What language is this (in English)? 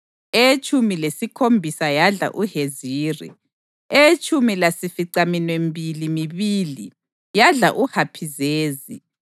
North Ndebele